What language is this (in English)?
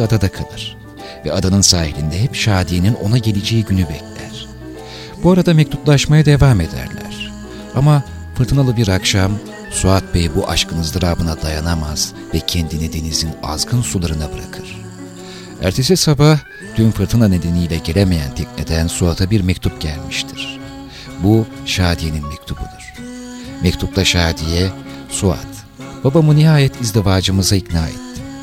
Turkish